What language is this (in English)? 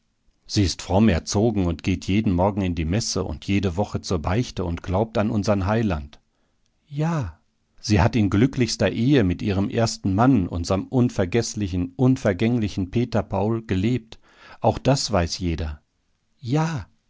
German